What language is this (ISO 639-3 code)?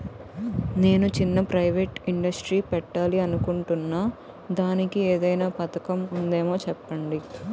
tel